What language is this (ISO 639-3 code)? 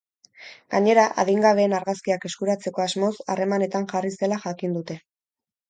eus